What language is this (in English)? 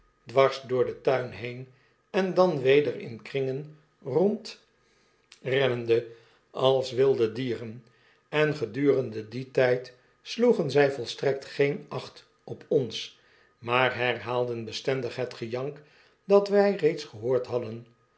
Dutch